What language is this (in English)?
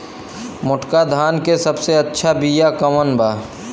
Bhojpuri